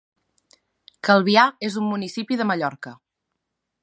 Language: Catalan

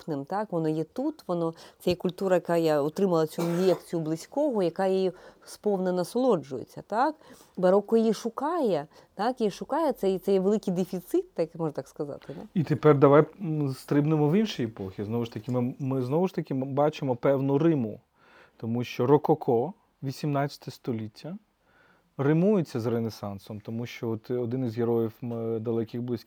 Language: Ukrainian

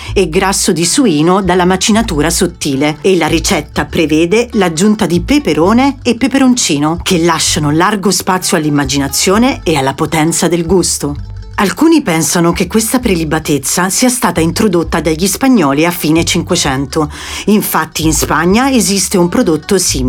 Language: Italian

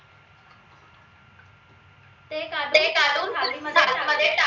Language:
Marathi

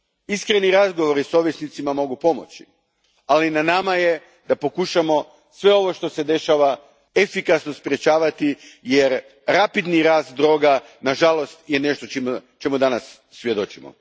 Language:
Croatian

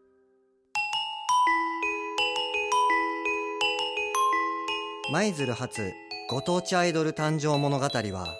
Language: Japanese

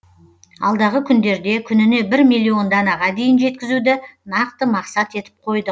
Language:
Kazakh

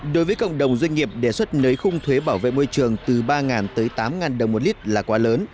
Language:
Vietnamese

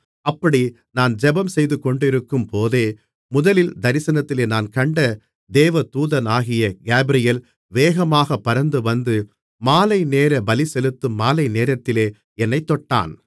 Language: Tamil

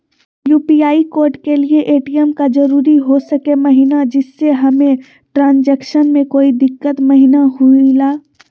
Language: Magahi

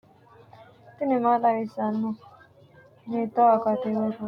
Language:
Sidamo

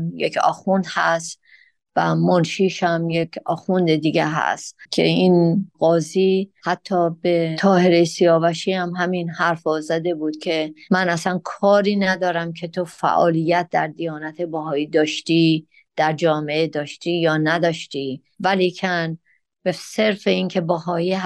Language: Persian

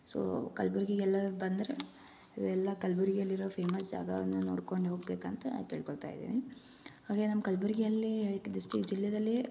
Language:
Kannada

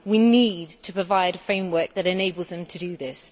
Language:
English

